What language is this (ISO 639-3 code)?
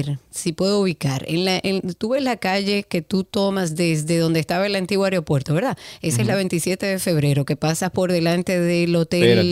spa